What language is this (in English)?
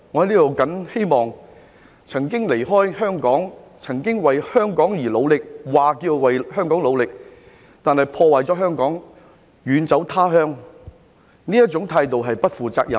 Cantonese